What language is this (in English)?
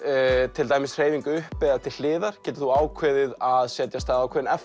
Icelandic